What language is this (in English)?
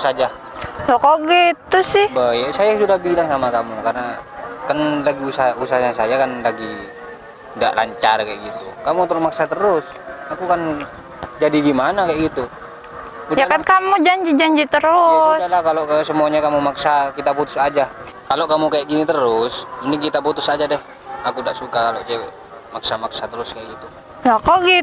Indonesian